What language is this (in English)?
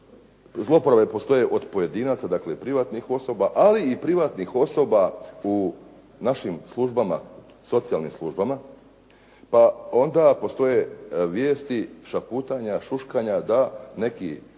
Croatian